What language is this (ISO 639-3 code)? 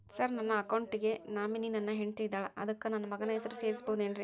kan